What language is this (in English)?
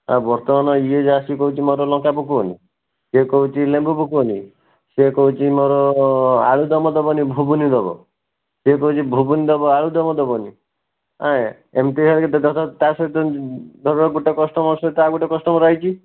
Odia